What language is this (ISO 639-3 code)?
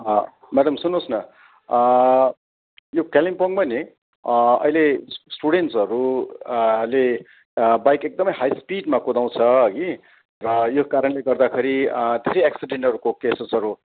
nep